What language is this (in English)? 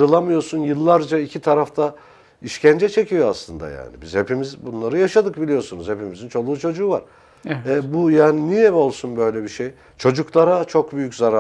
Turkish